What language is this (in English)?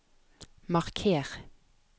Norwegian